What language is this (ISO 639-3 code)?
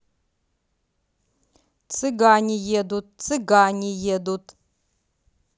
rus